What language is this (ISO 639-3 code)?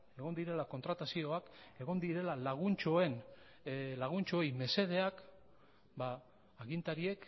eus